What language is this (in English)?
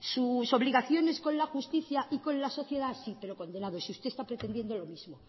Spanish